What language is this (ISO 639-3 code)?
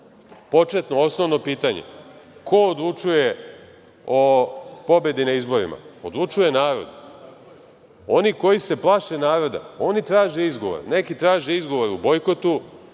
srp